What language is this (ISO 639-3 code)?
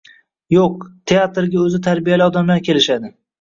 uzb